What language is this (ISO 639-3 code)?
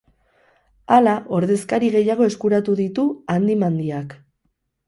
eus